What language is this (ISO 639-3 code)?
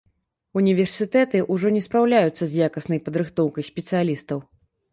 bel